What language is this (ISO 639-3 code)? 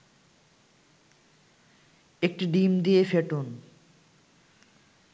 ben